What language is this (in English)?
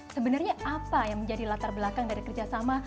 Indonesian